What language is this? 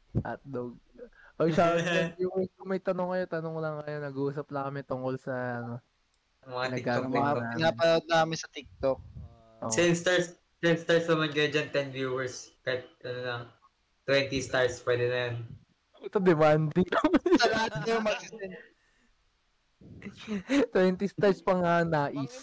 Filipino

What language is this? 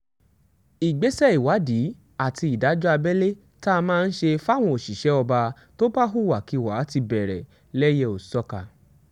Yoruba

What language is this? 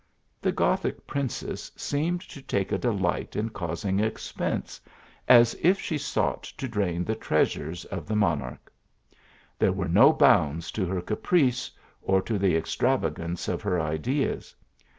English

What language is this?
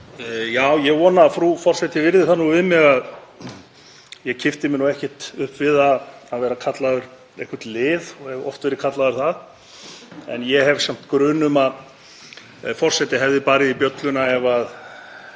Icelandic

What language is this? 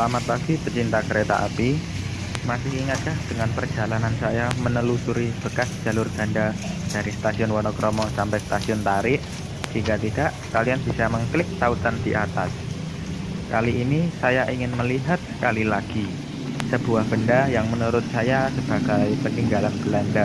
Indonesian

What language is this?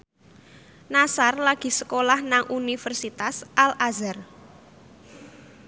Javanese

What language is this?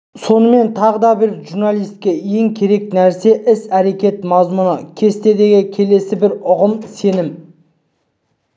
Kazakh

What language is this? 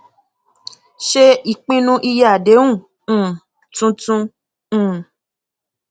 Yoruba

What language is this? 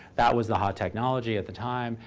English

